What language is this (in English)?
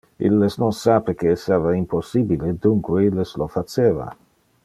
Interlingua